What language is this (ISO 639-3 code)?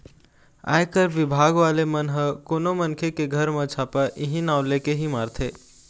hne